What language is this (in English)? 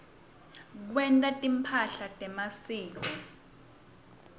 Swati